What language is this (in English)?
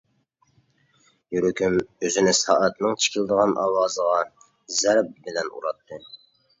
Uyghur